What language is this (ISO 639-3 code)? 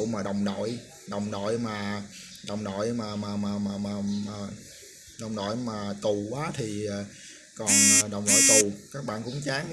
vie